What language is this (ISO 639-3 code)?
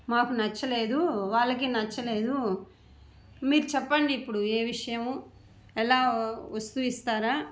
tel